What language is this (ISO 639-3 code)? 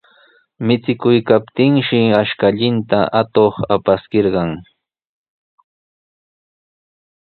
qws